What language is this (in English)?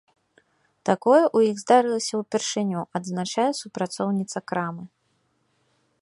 Belarusian